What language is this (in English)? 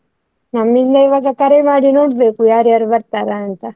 Kannada